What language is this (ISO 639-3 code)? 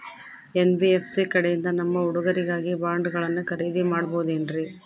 kan